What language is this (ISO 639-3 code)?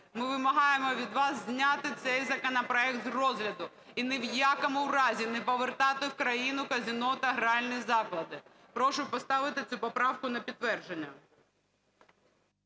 ukr